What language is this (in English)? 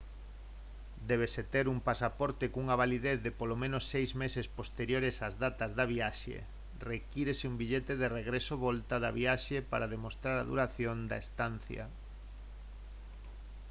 Galician